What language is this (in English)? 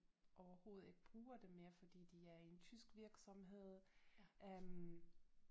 Danish